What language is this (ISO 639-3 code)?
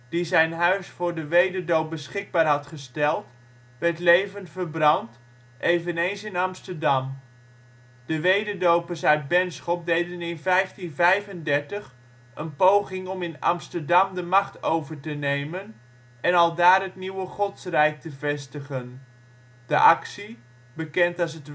nld